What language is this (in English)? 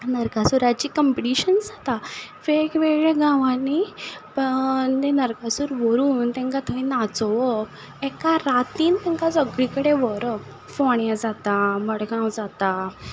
Konkani